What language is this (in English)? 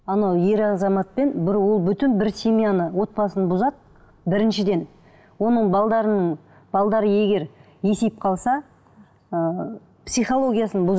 Kazakh